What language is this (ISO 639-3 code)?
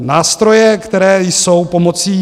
ces